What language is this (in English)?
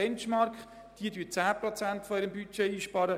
Swiss German